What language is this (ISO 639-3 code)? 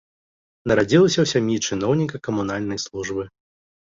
bel